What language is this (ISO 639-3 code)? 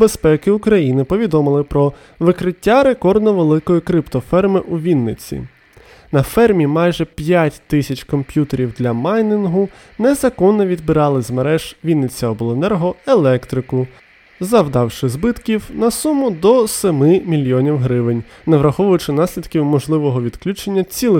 ukr